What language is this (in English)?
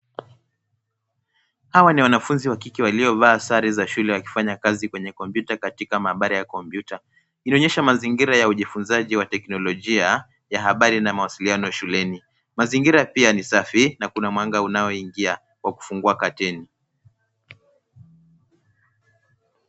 Swahili